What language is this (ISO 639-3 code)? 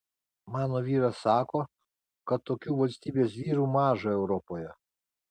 lit